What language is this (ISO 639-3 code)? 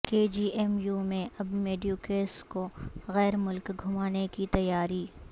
urd